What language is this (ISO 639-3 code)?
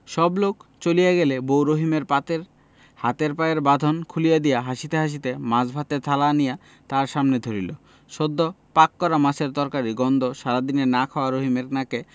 ben